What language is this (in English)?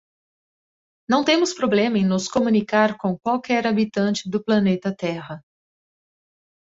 Portuguese